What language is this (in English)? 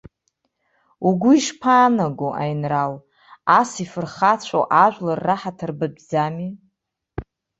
Abkhazian